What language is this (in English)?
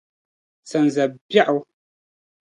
Dagbani